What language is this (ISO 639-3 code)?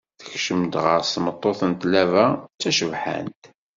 kab